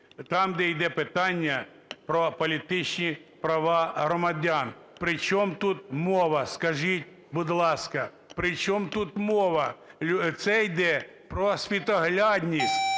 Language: Ukrainian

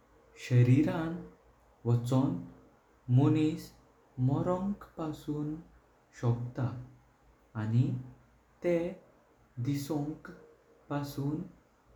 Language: Konkani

